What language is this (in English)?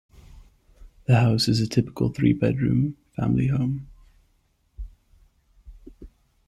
English